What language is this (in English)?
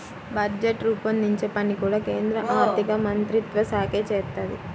Telugu